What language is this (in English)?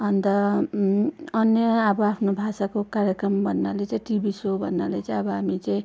Nepali